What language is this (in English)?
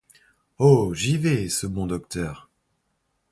French